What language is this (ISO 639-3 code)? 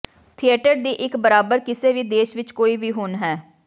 pan